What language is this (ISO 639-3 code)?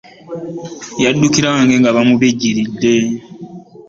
lug